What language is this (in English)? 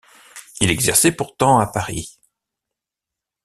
French